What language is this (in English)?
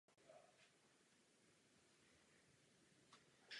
Czech